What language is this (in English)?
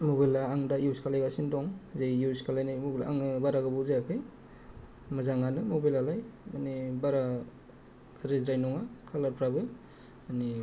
Bodo